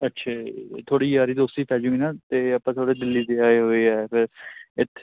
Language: Punjabi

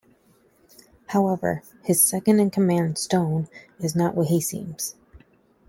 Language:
English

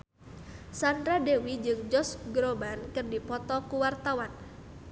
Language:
Sundanese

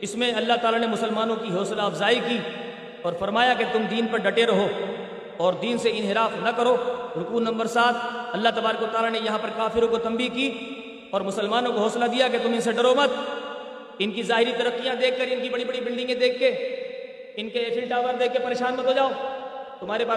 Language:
Urdu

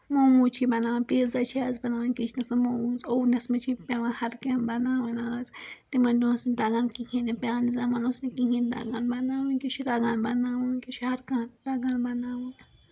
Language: Kashmiri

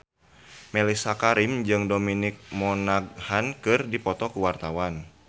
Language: Sundanese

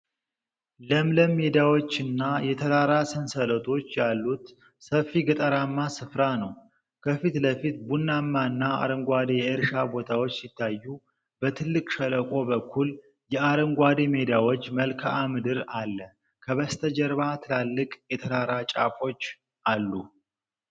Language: Amharic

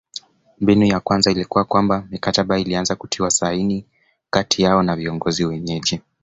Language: Swahili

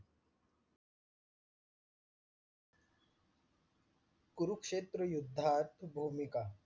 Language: Marathi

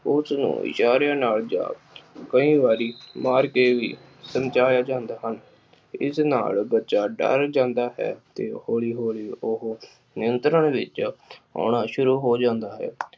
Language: Punjabi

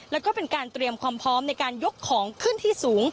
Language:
Thai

